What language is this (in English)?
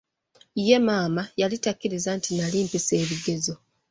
Ganda